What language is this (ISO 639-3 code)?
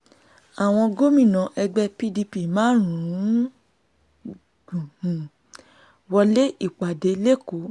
yor